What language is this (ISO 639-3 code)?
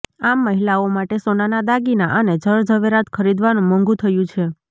guj